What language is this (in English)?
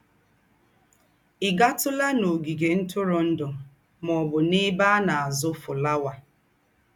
Igbo